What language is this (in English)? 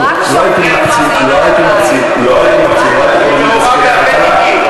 Hebrew